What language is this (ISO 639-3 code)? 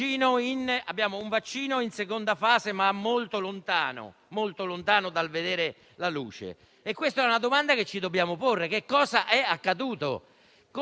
ita